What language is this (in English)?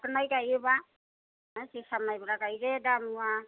Bodo